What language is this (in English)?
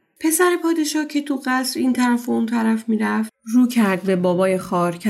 Persian